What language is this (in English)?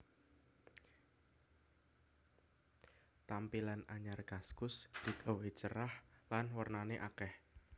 Javanese